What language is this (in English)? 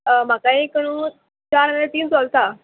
Konkani